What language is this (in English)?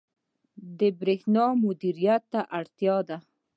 Pashto